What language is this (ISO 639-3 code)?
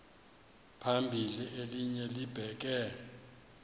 xho